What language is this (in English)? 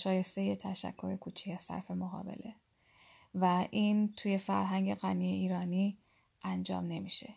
Persian